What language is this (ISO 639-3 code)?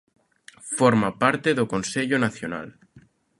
glg